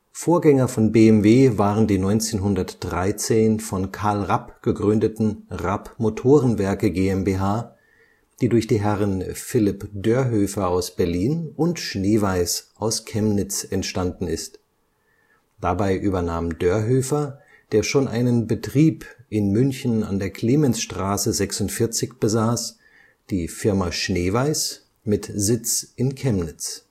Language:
German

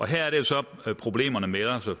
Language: Danish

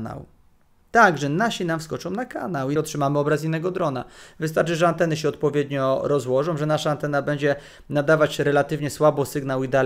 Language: Polish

